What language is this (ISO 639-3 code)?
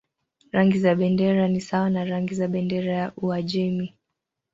swa